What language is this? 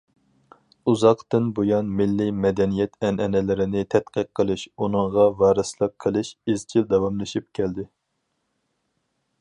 Uyghur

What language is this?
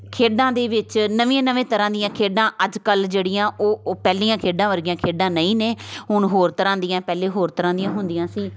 Punjabi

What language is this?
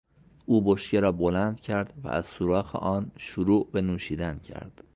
Persian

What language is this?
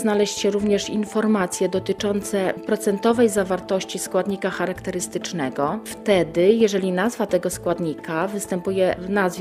Polish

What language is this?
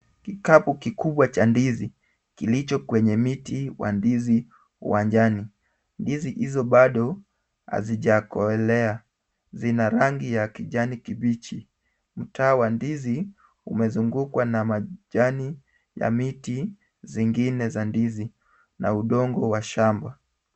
Swahili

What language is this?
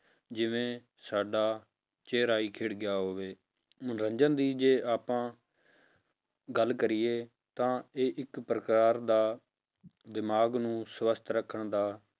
Punjabi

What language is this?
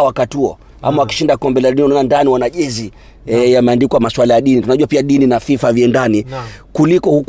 Swahili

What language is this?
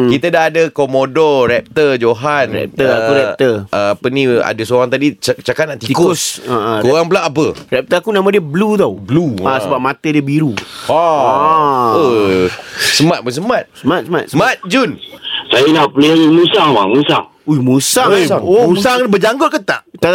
Malay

